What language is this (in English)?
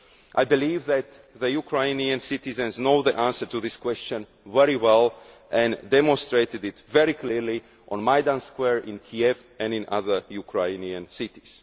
English